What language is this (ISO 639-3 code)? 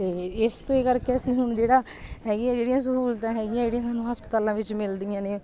pan